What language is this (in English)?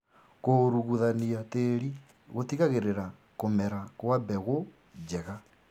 Kikuyu